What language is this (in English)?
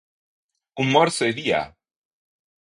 Italian